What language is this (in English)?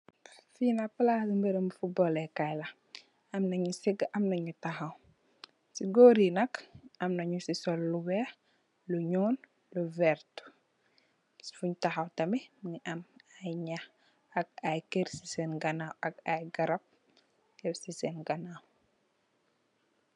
Wolof